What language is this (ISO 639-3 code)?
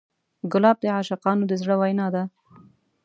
pus